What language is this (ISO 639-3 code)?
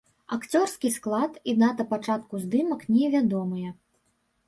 bel